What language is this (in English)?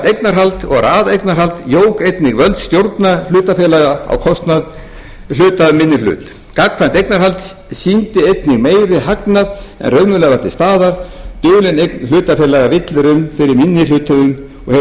Icelandic